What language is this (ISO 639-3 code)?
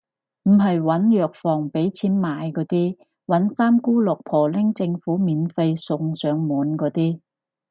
yue